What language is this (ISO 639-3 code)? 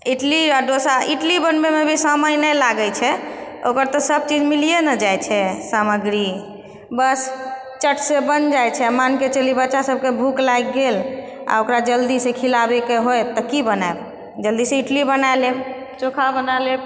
mai